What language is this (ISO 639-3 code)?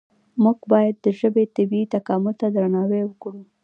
pus